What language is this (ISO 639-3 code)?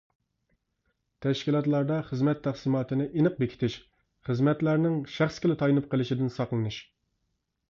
uig